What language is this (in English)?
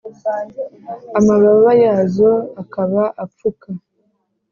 Kinyarwanda